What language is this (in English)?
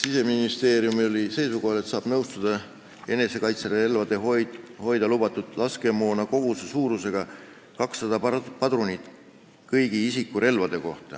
Estonian